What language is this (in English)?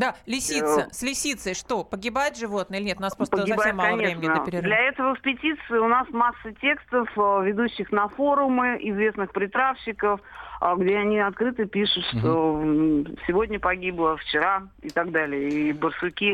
Russian